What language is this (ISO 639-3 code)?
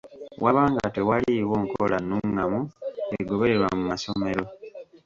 lug